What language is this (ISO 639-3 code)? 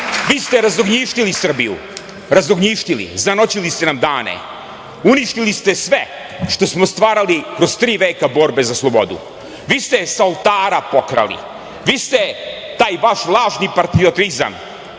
srp